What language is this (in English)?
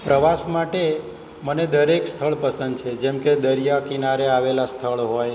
Gujarati